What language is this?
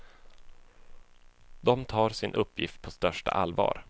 Swedish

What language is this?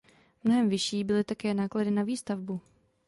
Czech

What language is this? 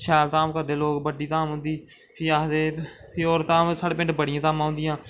Dogri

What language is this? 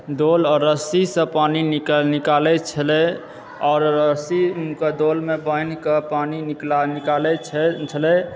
Maithili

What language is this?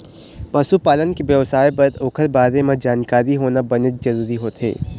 Chhattisgarhi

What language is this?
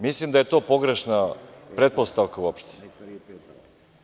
Serbian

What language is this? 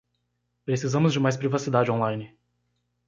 Portuguese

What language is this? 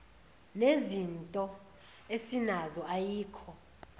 Zulu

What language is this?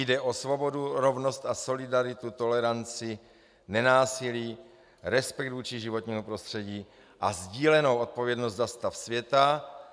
Czech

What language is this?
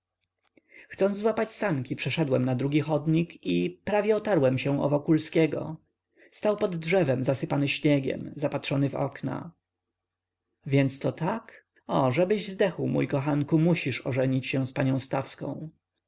Polish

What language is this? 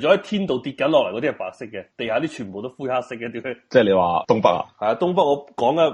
Chinese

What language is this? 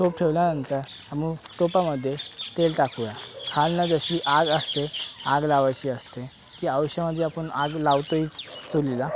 Marathi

